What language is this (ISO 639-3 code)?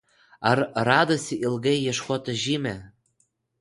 lit